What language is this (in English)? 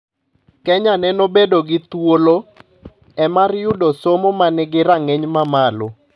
Luo (Kenya and Tanzania)